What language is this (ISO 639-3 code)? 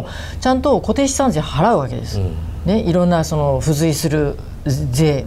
jpn